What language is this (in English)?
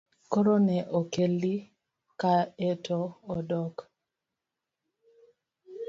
Luo (Kenya and Tanzania)